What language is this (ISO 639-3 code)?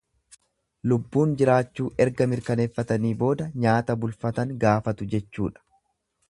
orm